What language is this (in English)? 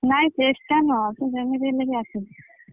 Odia